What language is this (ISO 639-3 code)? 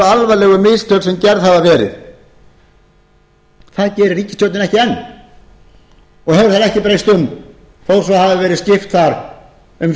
isl